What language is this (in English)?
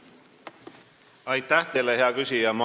Estonian